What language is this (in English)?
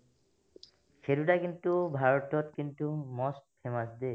Assamese